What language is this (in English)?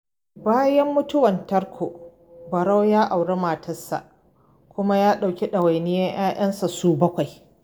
Hausa